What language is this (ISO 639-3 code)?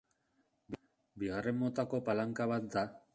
eus